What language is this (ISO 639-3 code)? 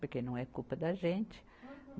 por